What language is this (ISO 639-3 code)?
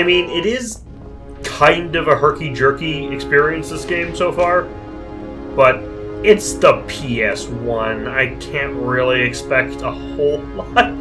eng